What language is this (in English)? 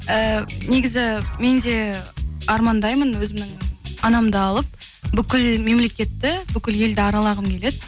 Kazakh